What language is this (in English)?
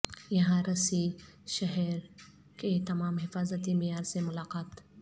Urdu